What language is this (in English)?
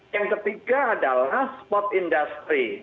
Indonesian